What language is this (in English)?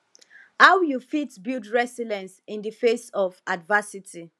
Nigerian Pidgin